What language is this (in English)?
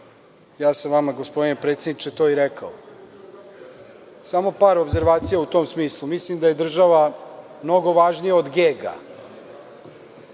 Serbian